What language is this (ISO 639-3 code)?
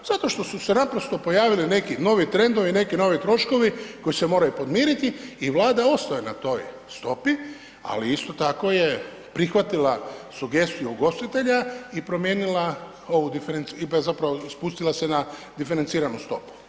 hrv